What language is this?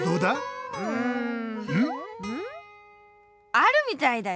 Japanese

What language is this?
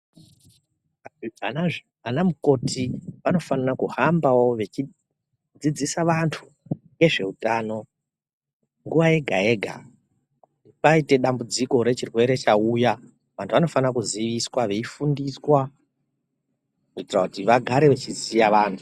Ndau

